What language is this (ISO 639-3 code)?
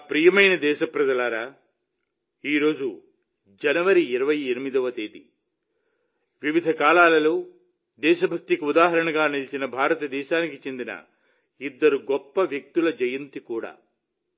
tel